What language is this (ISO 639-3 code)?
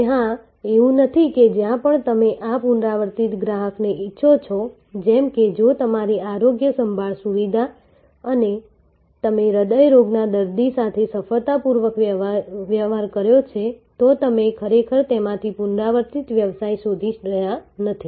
guj